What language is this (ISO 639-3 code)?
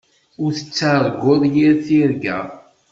kab